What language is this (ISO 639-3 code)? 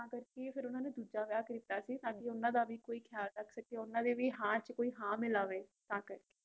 pan